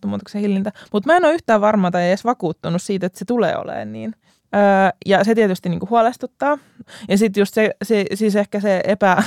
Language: Finnish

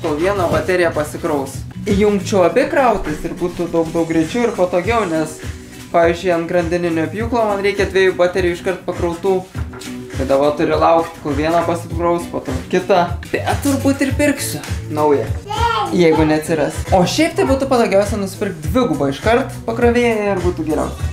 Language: Lithuanian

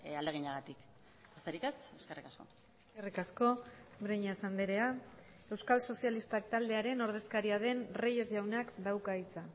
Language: Basque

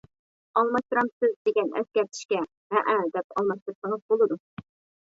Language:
Uyghur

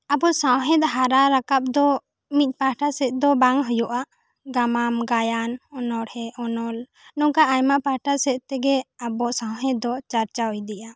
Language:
Santali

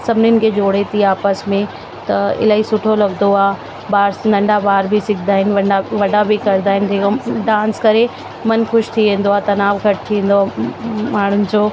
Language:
Sindhi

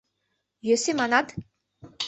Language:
Mari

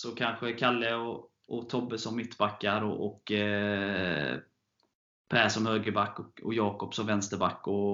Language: Swedish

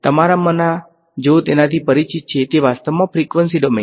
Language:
Gujarati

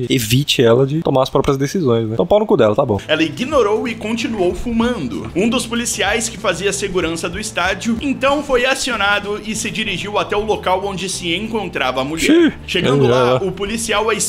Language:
Portuguese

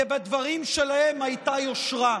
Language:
Hebrew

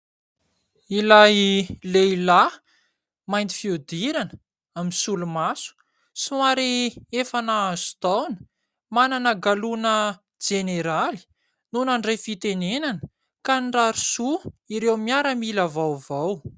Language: Malagasy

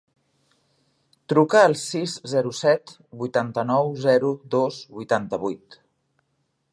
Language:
Catalan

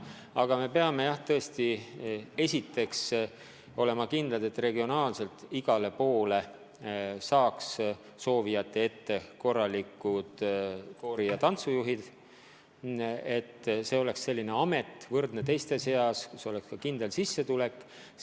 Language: Estonian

